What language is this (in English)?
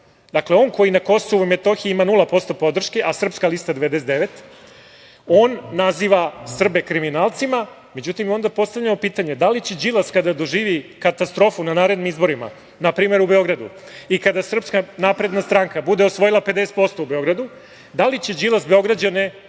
Serbian